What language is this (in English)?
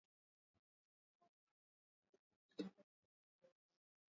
Swahili